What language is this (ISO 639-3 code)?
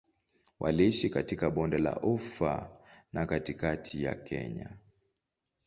swa